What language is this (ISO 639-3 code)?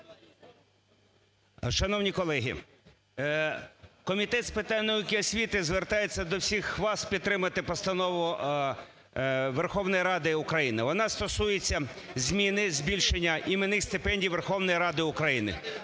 ukr